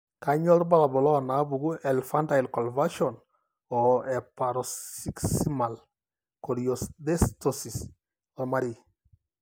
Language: Masai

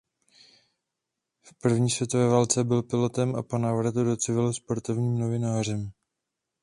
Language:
Czech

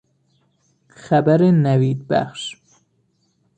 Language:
Persian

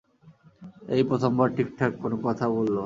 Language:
Bangla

